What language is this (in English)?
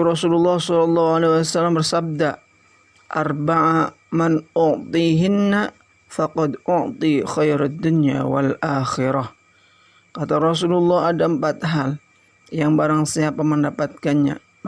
Indonesian